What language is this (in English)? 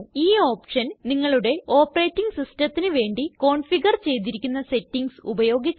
Malayalam